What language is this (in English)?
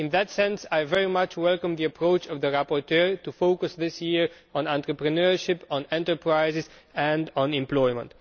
English